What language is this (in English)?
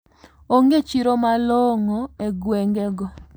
Luo (Kenya and Tanzania)